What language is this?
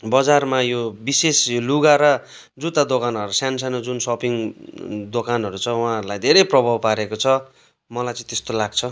Nepali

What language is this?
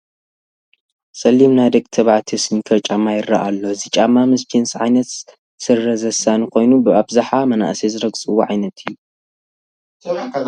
Tigrinya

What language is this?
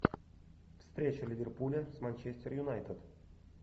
Russian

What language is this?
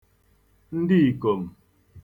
Igbo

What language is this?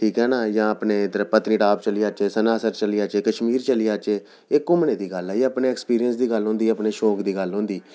Dogri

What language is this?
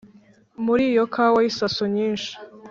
Kinyarwanda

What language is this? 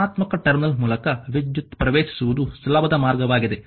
Kannada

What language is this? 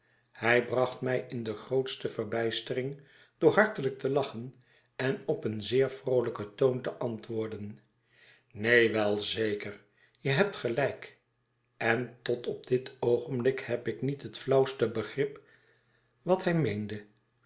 Dutch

